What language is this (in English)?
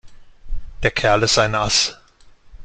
German